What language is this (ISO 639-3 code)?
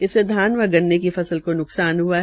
hin